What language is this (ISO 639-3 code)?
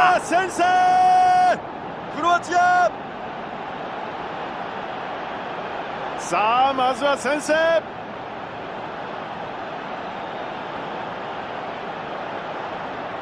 jpn